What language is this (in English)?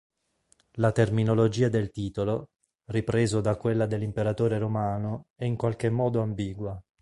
Italian